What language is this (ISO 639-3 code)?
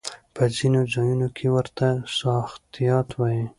pus